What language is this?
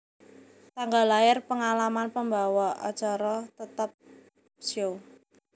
Javanese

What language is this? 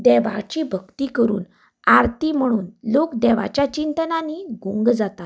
Konkani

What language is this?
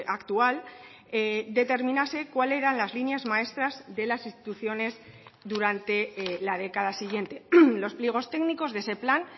Spanish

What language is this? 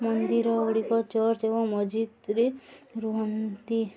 Odia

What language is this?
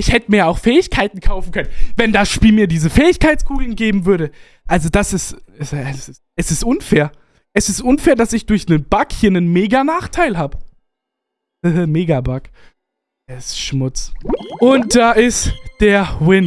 German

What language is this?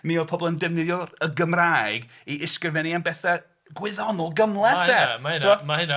Welsh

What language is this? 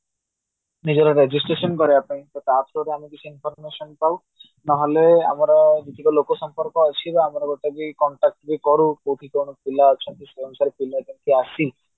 Odia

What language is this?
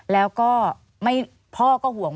Thai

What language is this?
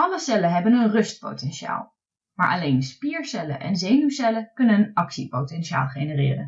Dutch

